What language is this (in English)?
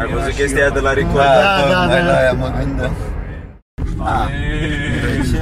Romanian